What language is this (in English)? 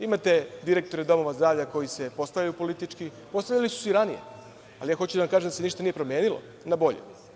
Serbian